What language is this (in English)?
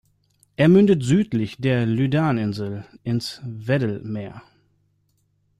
German